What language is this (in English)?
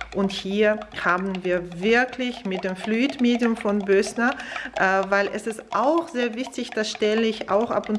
German